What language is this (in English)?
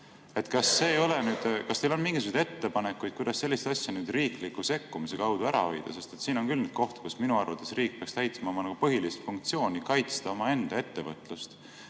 Estonian